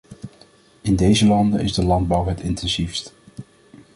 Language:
Dutch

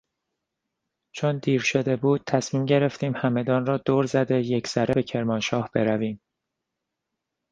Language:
Persian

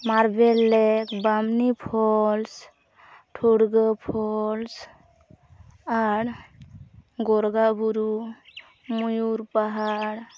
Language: Santali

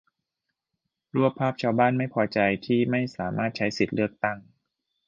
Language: Thai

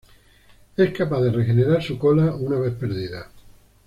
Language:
Spanish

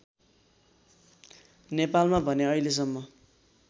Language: Nepali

